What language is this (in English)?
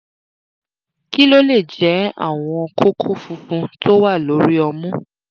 Yoruba